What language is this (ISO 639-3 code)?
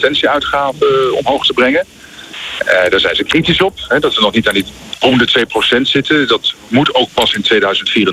nld